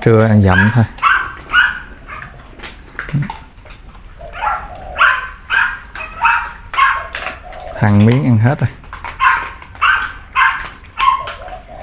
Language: Vietnamese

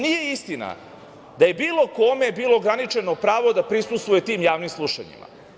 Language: Serbian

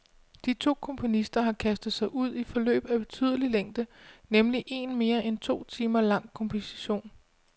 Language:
Danish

